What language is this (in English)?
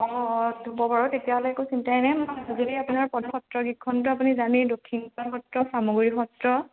Assamese